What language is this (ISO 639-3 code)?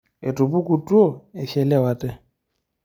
mas